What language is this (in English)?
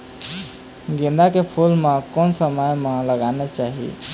Chhattisgarhi